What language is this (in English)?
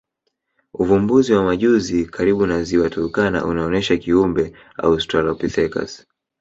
Swahili